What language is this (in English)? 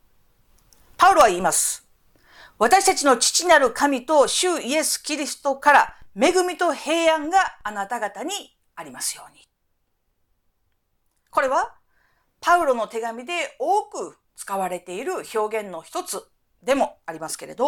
Japanese